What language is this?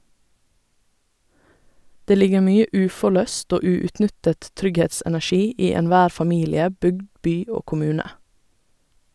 Norwegian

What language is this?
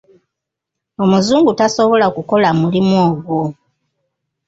Ganda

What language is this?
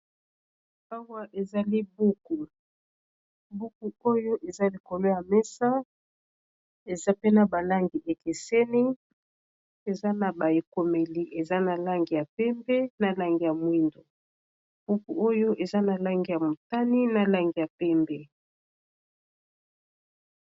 Lingala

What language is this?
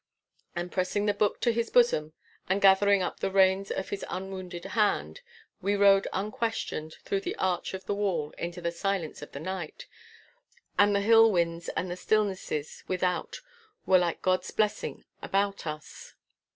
English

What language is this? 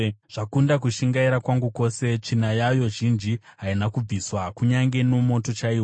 Shona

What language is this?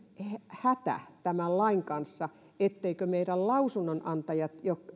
Finnish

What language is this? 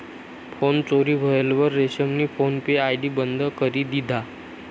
Marathi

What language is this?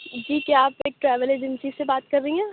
Urdu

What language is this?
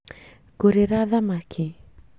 Kikuyu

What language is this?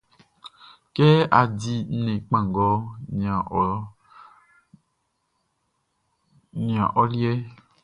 Baoulé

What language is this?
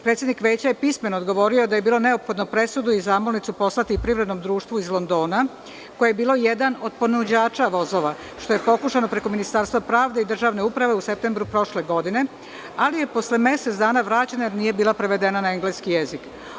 Serbian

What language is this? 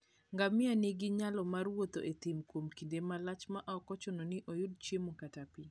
Luo (Kenya and Tanzania)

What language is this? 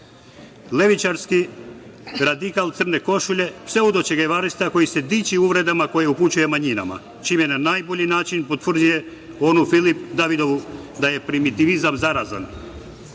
Serbian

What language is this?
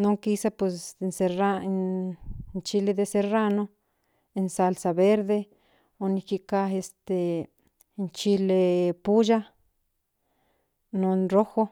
Central Nahuatl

